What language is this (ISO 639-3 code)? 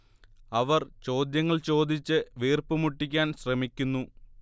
mal